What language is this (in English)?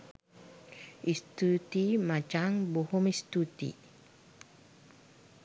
Sinhala